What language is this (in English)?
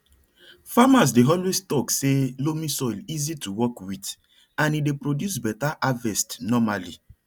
Nigerian Pidgin